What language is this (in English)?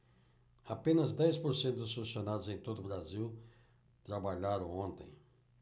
Portuguese